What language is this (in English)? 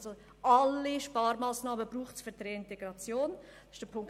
Swiss German